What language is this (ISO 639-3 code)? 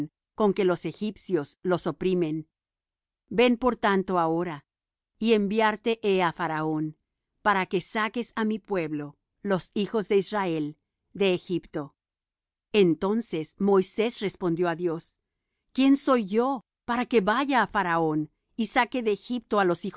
spa